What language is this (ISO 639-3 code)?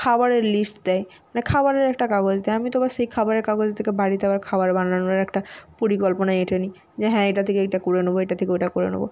ben